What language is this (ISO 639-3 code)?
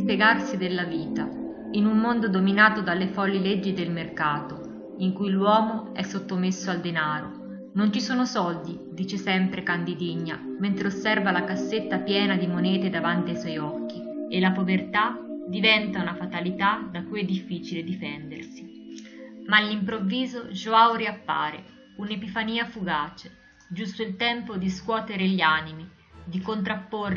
ita